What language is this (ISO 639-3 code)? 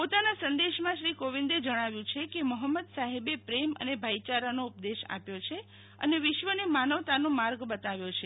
guj